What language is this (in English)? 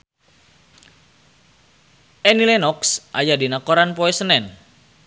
Sundanese